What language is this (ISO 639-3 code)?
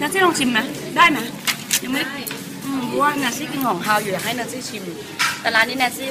tha